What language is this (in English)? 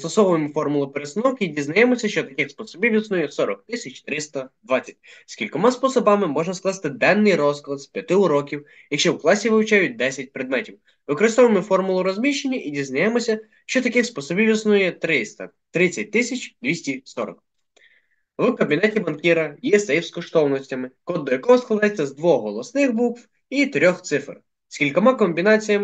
Ukrainian